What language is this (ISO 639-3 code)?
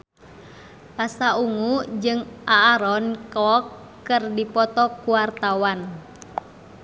sun